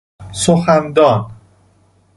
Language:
Persian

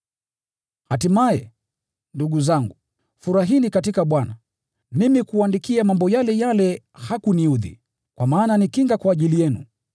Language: Swahili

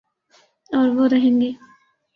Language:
Urdu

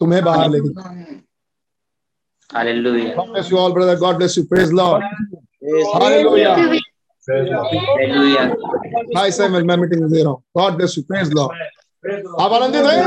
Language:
Hindi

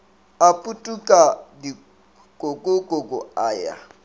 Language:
Northern Sotho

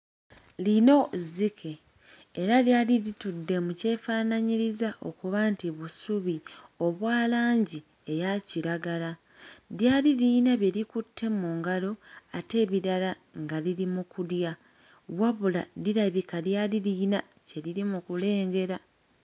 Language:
Ganda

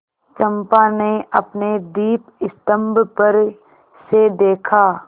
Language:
Hindi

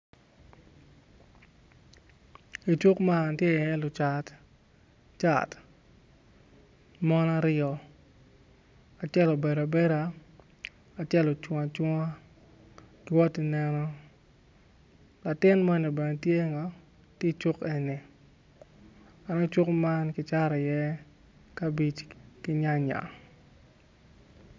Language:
Acoli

